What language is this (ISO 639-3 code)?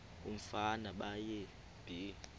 xho